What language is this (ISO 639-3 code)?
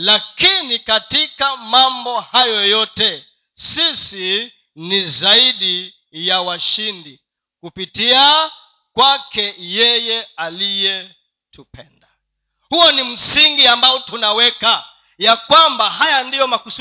swa